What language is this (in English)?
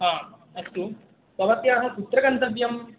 Sanskrit